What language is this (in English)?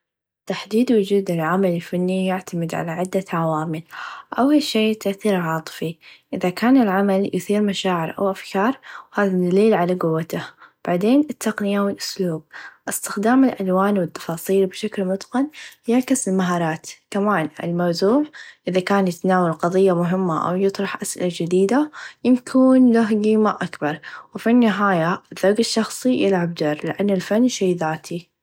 Najdi Arabic